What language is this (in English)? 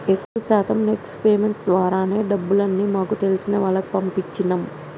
Telugu